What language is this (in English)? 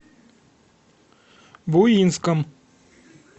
Russian